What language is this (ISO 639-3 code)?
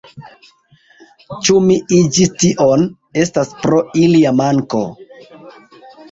epo